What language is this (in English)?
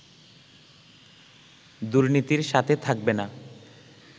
Bangla